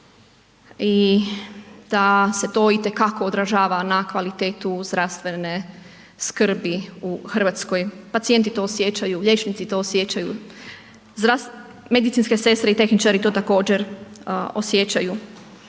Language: Croatian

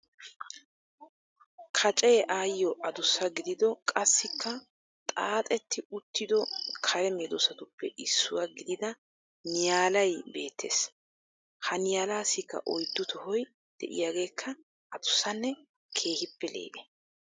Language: Wolaytta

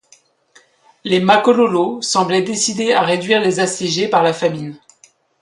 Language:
French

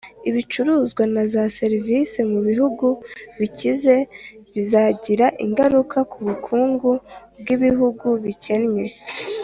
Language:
Kinyarwanda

